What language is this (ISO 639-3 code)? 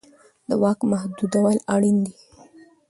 pus